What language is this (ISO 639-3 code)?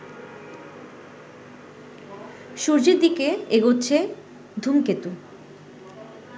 ben